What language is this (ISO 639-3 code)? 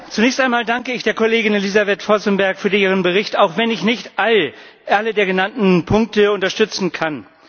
deu